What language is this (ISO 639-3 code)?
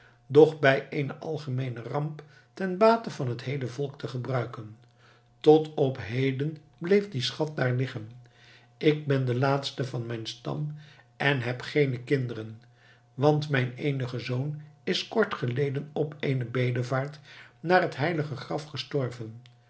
nld